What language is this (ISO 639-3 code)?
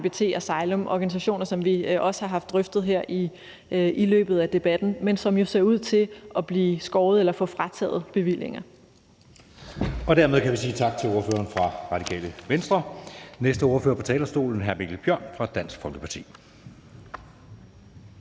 dan